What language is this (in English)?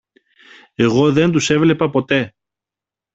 Greek